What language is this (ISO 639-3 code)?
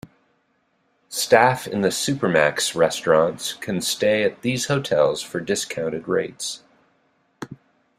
eng